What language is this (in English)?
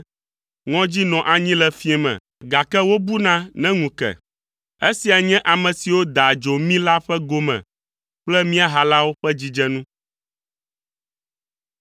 Ewe